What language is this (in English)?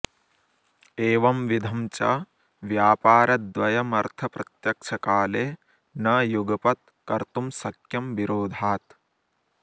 Sanskrit